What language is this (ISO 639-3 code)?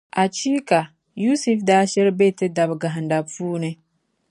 dag